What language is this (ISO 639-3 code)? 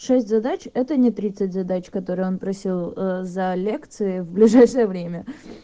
rus